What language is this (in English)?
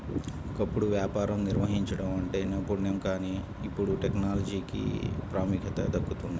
Telugu